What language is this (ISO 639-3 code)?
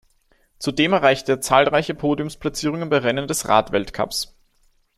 deu